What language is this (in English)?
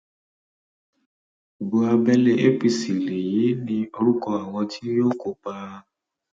Yoruba